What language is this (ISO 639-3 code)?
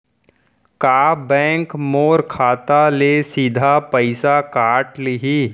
hne